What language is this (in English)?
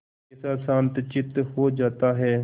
Hindi